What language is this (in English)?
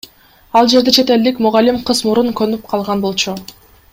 Kyrgyz